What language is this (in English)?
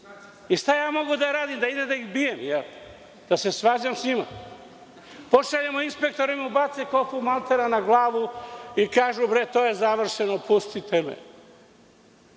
Serbian